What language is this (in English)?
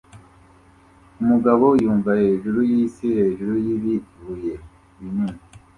Kinyarwanda